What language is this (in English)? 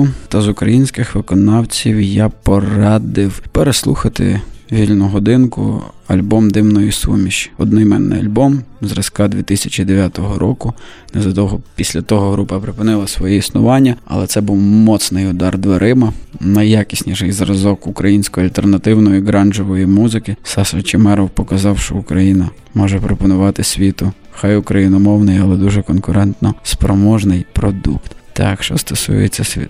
Ukrainian